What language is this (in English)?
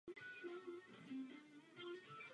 Czech